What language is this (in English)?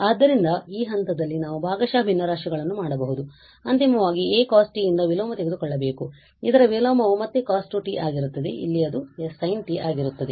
Kannada